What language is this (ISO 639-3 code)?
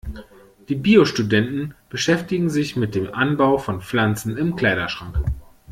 deu